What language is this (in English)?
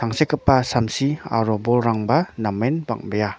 Garo